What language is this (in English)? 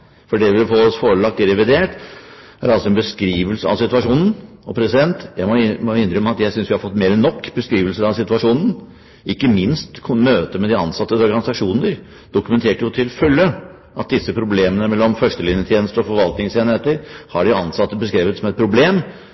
Norwegian Bokmål